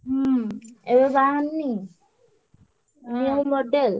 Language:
Odia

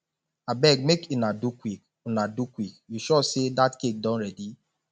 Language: Nigerian Pidgin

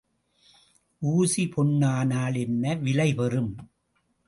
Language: Tamil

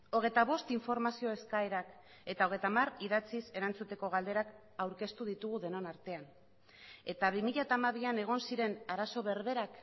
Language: Basque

